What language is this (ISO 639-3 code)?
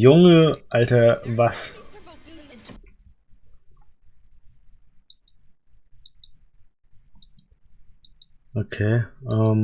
deu